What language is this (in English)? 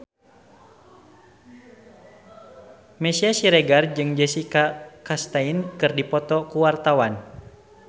Sundanese